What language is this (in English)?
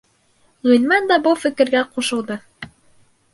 Bashkir